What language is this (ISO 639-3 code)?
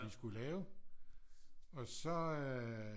dan